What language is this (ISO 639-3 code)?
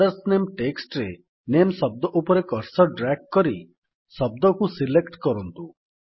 ori